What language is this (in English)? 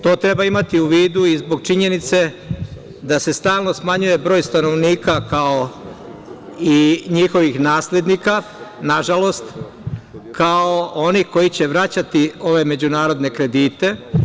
Serbian